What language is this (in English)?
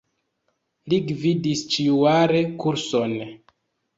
Esperanto